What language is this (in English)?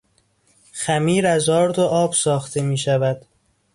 Persian